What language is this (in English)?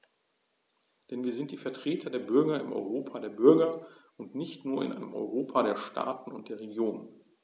German